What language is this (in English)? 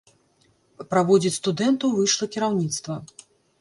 Belarusian